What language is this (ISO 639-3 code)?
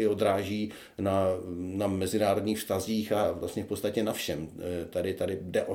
ces